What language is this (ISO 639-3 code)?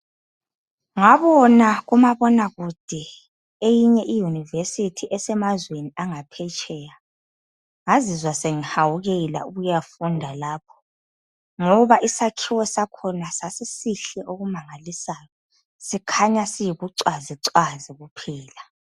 nde